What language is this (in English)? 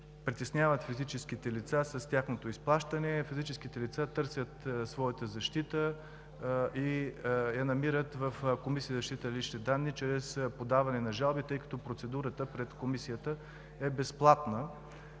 Bulgarian